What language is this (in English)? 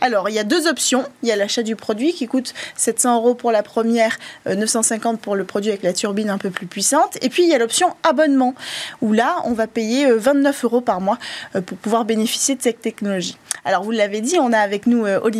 French